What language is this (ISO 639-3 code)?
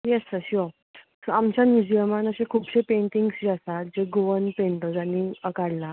kok